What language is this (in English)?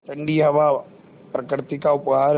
Hindi